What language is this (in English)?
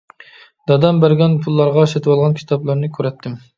Uyghur